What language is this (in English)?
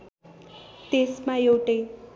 Nepali